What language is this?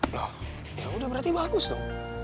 Indonesian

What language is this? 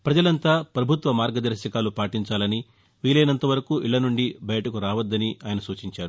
Telugu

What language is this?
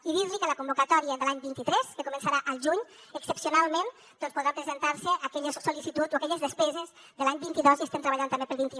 Catalan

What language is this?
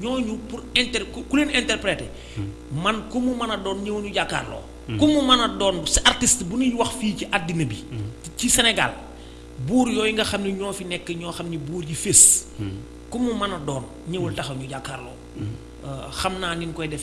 Indonesian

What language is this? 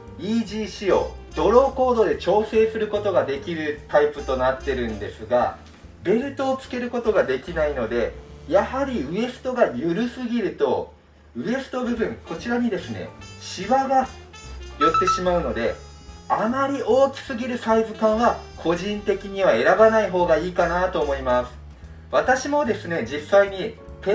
Japanese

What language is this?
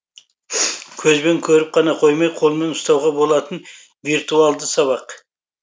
Kazakh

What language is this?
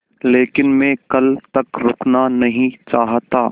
Hindi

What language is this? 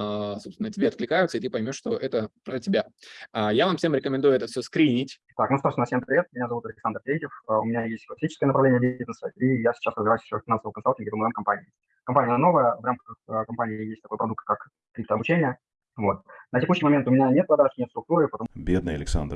Russian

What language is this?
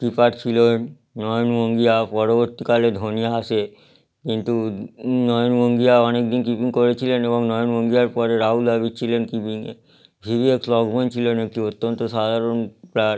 Bangla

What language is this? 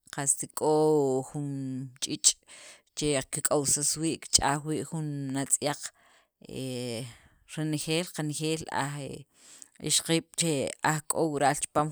Sacapulteco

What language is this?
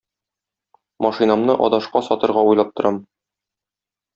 Tatar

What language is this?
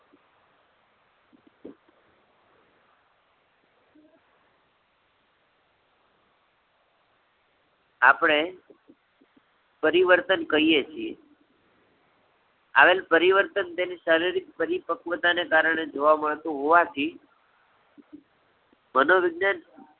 Gujarati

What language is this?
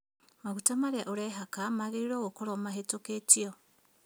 Kikuyu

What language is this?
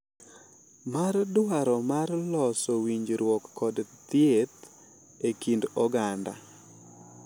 Luo (Kenya and Tanzania)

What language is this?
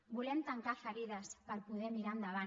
Catalan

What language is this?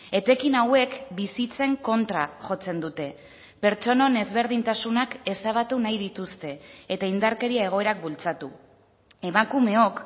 Basque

